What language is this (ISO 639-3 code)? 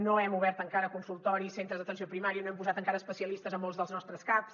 cat